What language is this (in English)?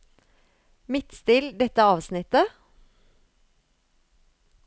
Norwegian